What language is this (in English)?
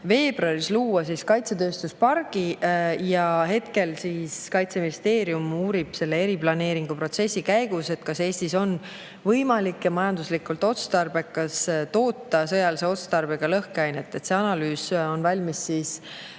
Estonian